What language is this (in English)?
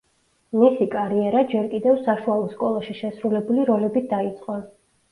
Georgian